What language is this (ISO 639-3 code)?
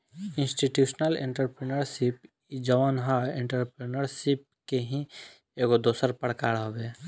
bho